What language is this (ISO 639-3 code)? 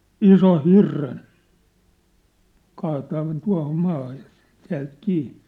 fin